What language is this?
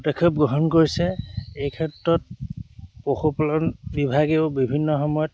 Assamese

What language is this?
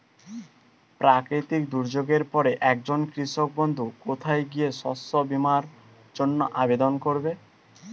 Bangla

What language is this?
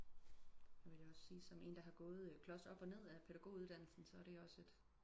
Danish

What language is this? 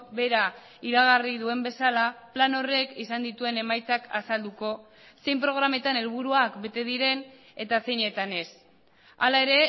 Basque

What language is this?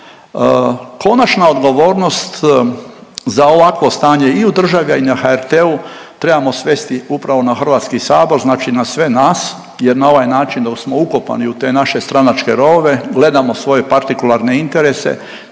Croatian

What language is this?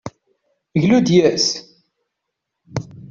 Kabyle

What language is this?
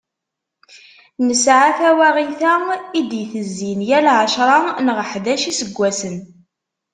Kabyle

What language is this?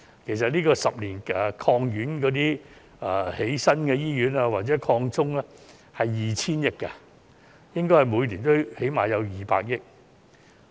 Cantonese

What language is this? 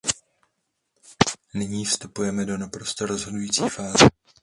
Czech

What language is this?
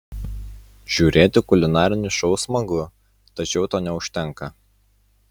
Lithuanian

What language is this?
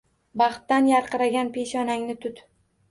Uzbek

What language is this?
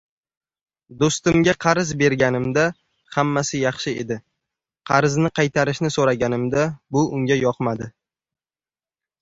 Uzbek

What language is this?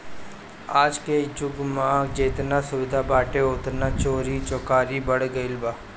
Bhojpuri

